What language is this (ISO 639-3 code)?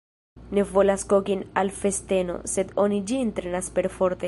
epo